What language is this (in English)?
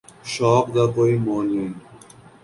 Urdu